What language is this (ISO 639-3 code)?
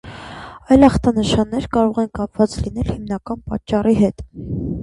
hye